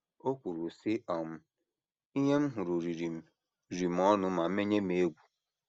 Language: Igbo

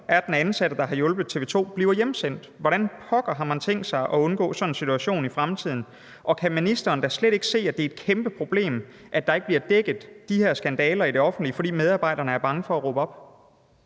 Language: Danish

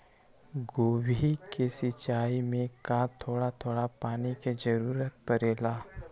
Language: Magahi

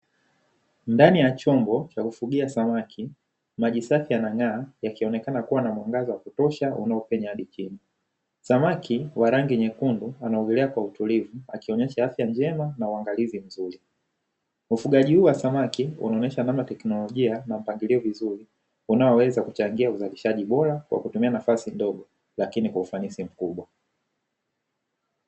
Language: Swahili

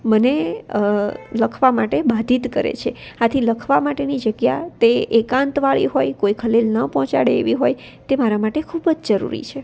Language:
Gujarati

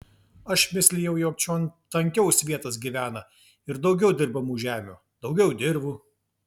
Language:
Lithuanian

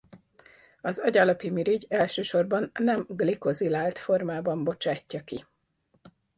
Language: Hungarian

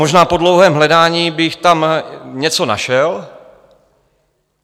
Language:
Czech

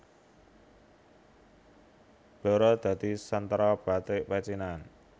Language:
Javanese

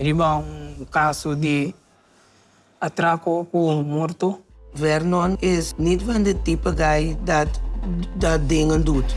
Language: Dutch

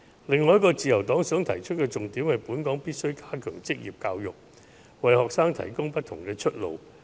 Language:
Cantonese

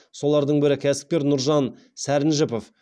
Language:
Kazakh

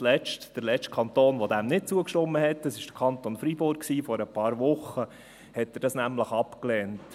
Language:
Swiss German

